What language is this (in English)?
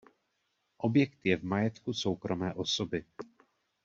Czech